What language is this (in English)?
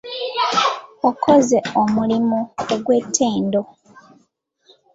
Ganda